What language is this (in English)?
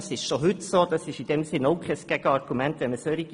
Swiss German